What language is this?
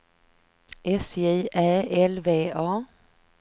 Swedish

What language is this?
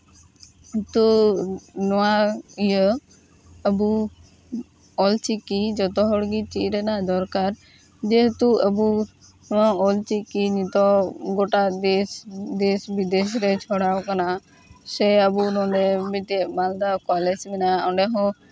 Santali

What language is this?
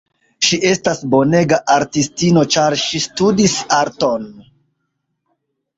Esperanto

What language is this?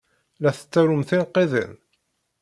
Kabyle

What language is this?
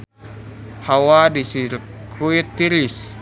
Sundanese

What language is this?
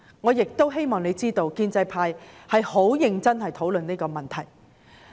Cantonese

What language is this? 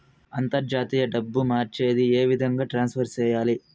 Telugu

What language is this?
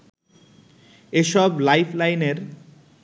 Bangla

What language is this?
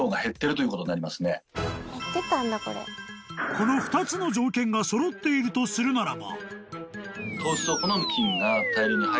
Japanese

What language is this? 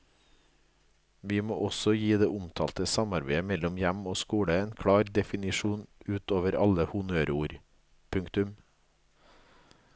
Norwegian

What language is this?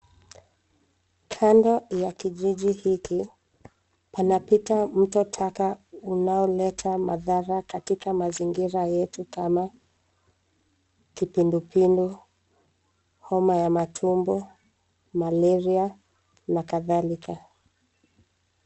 Swahili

